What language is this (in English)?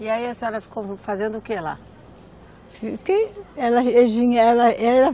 Portuguese